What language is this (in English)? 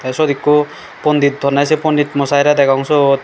Chakma